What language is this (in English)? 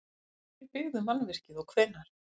Icelandic